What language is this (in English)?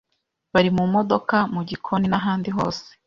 Kinyarwanda